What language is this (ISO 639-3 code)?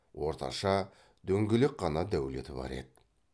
kaz